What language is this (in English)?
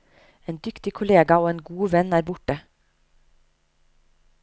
Norwegian